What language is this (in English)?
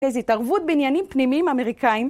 Hebrew